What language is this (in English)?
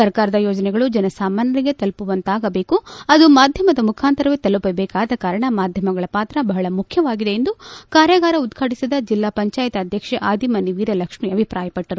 Kannada